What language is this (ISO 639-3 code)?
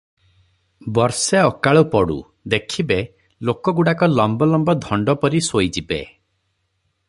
ori